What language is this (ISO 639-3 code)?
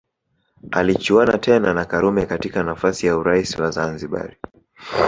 swa